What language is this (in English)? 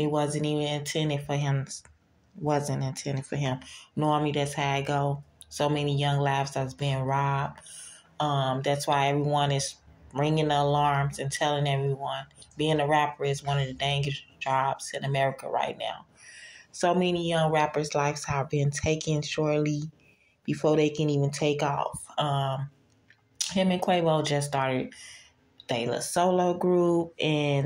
English